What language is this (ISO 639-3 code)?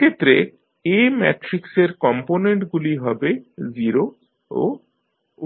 ben